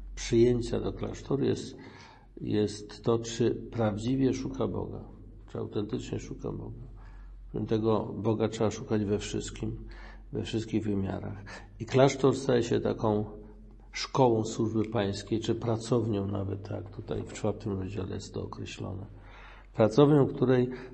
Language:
Polish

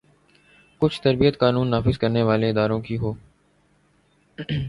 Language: Urdu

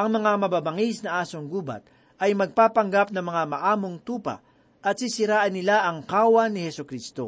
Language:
Filipino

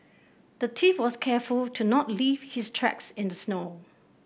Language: English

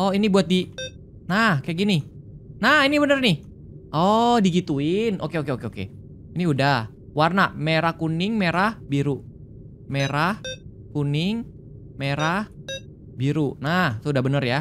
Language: Indonesian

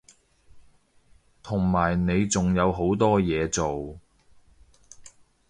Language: Cantonese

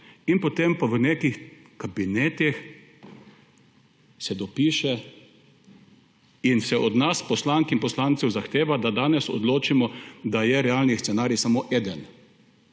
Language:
Slovenian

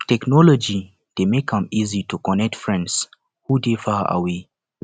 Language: Nigerian Pidgin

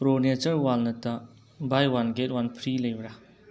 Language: Manipuri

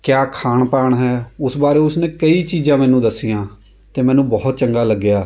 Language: Punjabi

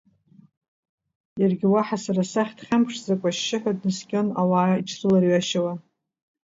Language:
Abkhazian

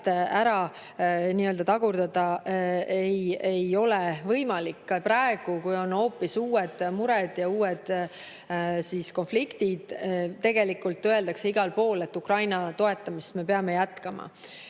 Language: Estonian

